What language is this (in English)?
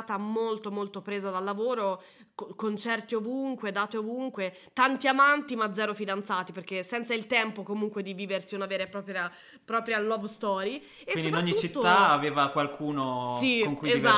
Italian